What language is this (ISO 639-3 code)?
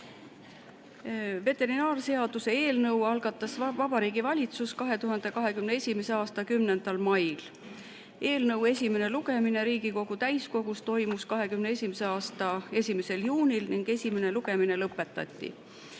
est